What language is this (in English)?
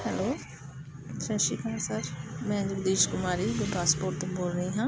Punjabi